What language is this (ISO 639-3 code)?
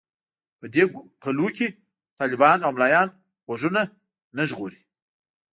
pus